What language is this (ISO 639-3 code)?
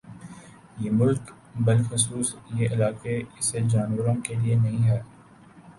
urd